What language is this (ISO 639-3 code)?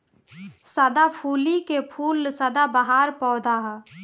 bho